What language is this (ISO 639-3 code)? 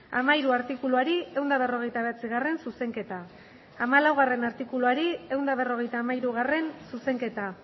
eus